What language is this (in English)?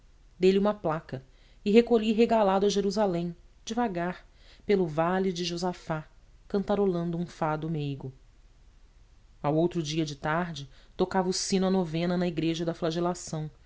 Portuguese